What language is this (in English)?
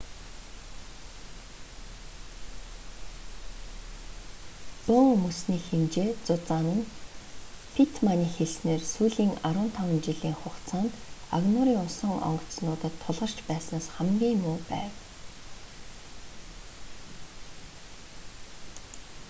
Mongolian